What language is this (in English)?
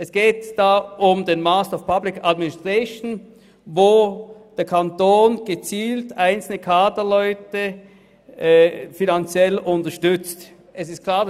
Swiss German